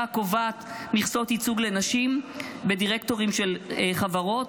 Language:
Hebrew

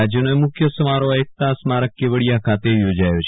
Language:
Gujarati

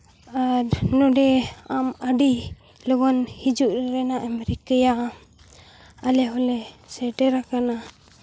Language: Santali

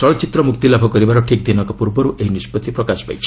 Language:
Odia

